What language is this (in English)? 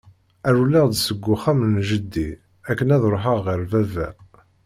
Kabyle